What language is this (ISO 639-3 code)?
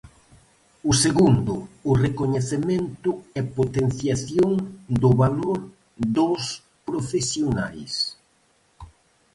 glg